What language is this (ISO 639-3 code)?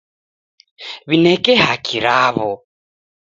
dav